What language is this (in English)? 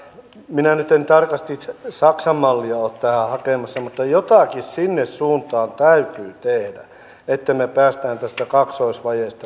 Finnish